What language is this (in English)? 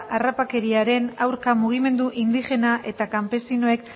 Basque